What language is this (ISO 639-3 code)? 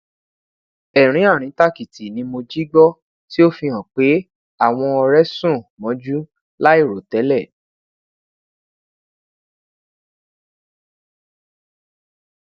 yor